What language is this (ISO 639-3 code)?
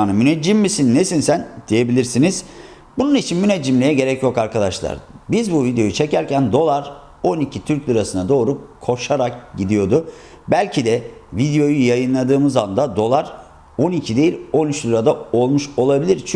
tur